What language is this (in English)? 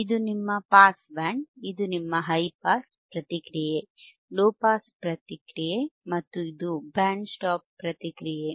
Kannada